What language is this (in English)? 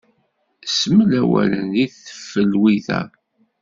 Kabyle